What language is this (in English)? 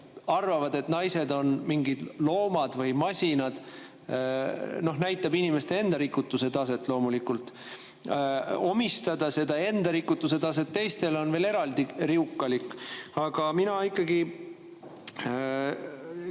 Estonian